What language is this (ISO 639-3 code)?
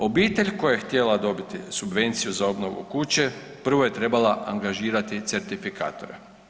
hrv